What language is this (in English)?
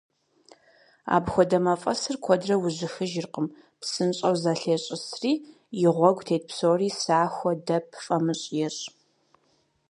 Kabardian